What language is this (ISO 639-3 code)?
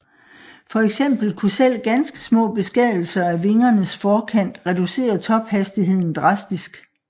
dan